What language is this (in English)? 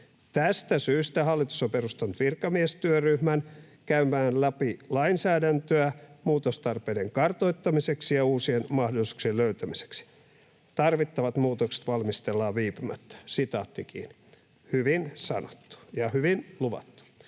Finnish